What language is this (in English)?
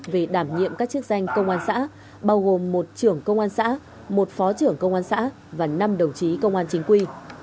Vietnamese